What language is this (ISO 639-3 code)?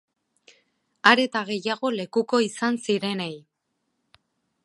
eus